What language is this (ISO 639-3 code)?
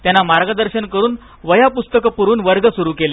mar